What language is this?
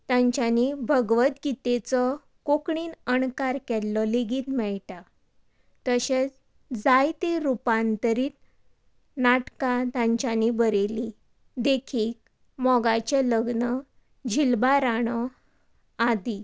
Konkani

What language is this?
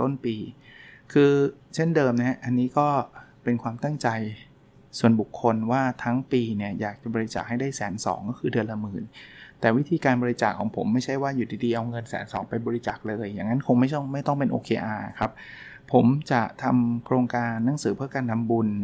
Thai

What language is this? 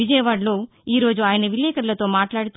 Telugu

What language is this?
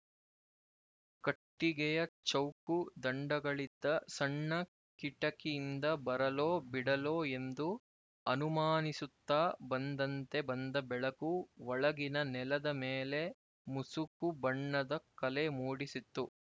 Kannada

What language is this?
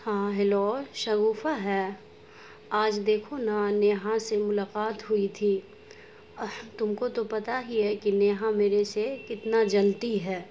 Urdu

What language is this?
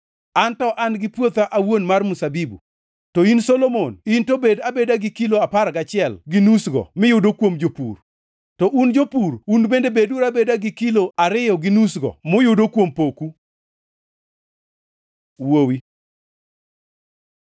Luo (Kenya and Tanzania)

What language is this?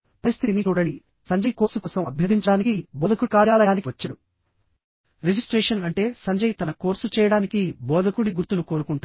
Telugu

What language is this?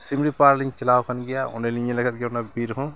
Santali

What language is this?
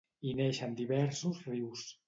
Catalan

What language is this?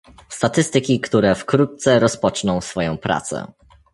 Polish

